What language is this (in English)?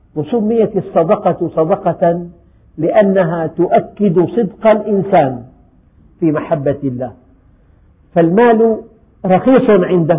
Arabic